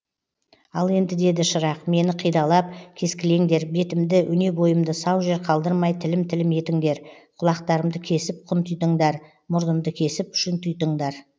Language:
Kazakh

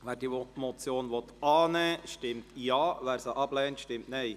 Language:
Swiss German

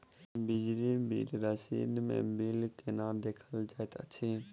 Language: Maithili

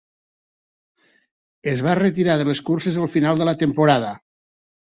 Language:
Catalan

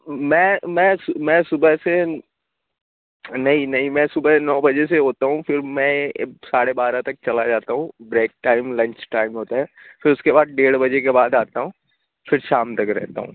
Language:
Urdu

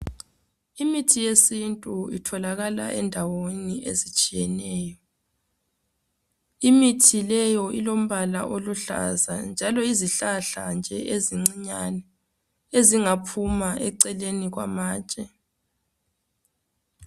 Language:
North Ndebele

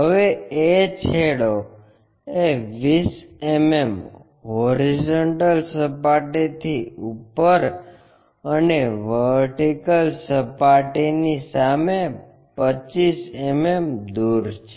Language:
Gujarati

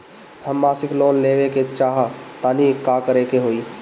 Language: Bhojpuri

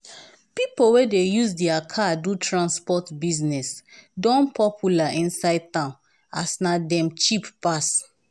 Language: Nigerian Pidgin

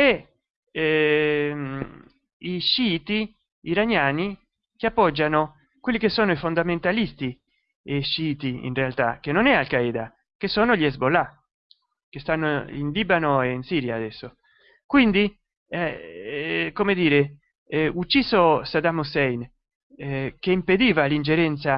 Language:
Italian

